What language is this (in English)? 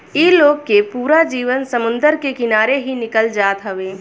Bhojpuri